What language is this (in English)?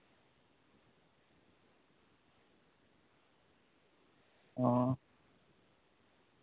Santali